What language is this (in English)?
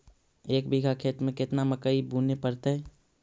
Magahi